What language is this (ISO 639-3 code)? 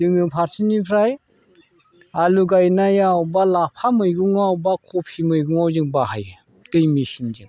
brx